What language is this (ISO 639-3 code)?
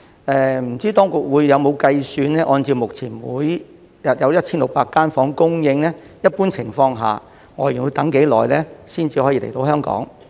yue